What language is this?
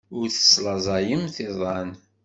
Kabyle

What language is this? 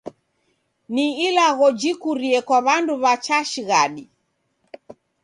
Taita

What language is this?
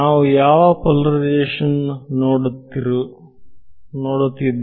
Kannada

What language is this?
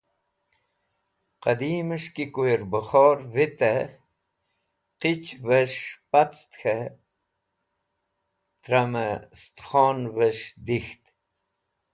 Wakhi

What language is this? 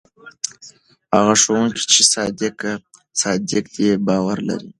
Pashto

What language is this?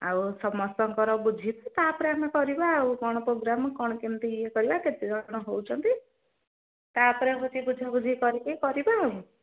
Odia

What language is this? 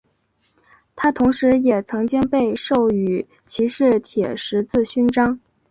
Chinese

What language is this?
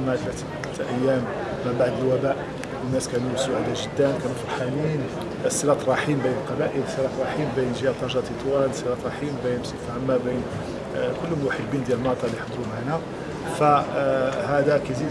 Arabic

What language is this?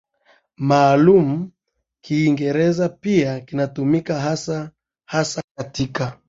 Swahili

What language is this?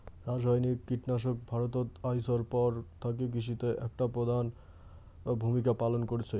Bangla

